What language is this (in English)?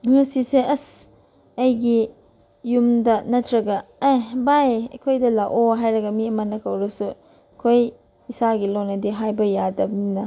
Manipuri